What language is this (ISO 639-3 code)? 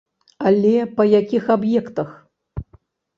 bel